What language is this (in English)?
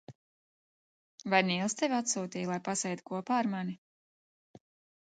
Latvian